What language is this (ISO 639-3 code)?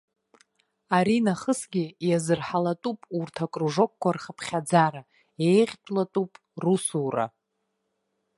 abk